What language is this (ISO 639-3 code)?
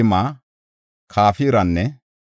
gof